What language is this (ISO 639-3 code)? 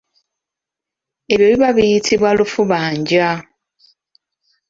lug